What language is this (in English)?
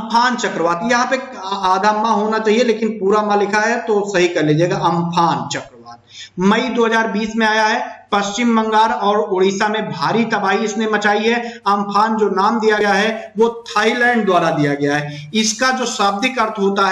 Hindi